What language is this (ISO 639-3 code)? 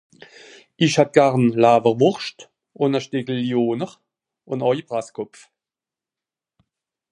gsw